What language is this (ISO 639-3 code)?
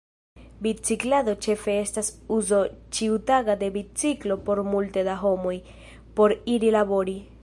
epo